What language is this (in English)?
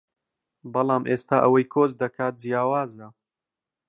Central Kurdish